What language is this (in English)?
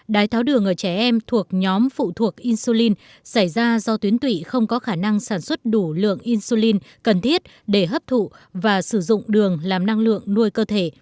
Vietnamese